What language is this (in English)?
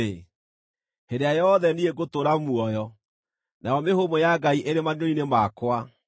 Kikuyu